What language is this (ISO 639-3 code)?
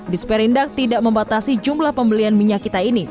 ind